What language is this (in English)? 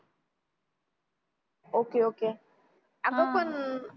Marathi